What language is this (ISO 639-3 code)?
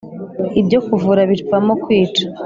kin